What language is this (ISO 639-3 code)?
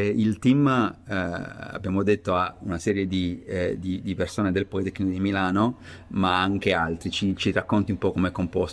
ita